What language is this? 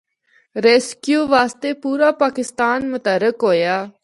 Northern Hindko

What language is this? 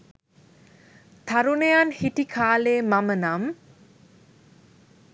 Sinhala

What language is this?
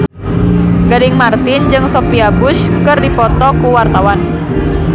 Sundanese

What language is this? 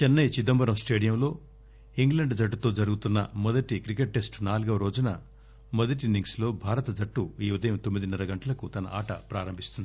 Telugu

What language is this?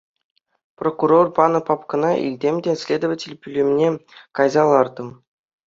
Chuvash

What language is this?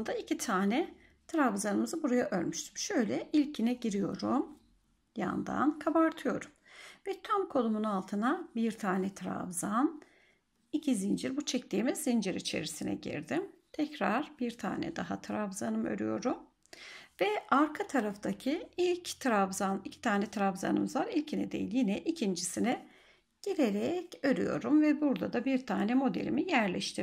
Turkish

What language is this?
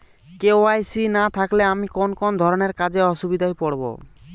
Bangla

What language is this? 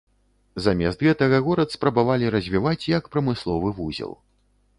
Belarusian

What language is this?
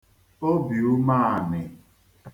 Igbo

